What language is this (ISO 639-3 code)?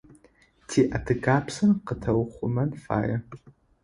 ady